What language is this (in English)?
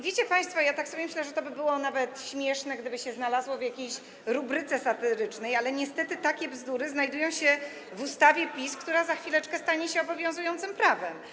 Polish